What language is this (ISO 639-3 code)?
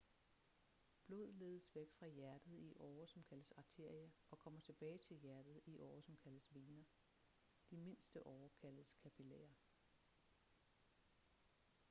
dan